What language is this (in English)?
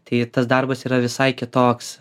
Lithuanian